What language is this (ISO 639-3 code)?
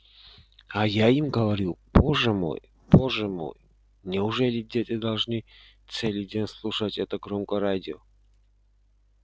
rus